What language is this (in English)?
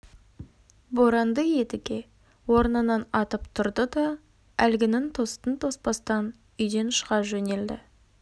Kazakh